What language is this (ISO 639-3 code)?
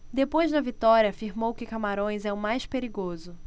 por